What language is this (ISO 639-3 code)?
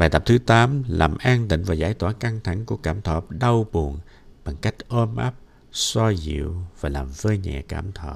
vie